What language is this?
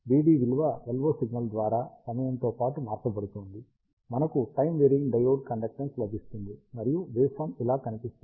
Telugu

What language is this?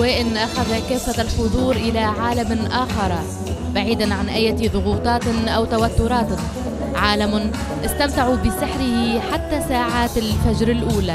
Arabic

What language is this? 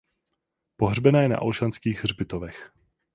Czech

